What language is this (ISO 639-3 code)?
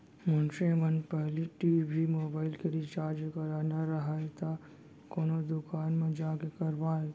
hne